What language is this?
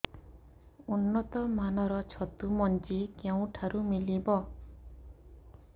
Odia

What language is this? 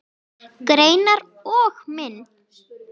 Icelandic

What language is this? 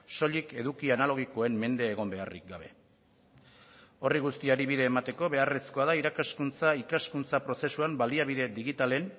Basque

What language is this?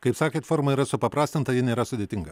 Lithuanian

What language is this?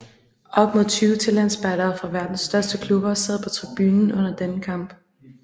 Danish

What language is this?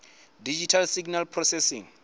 Venda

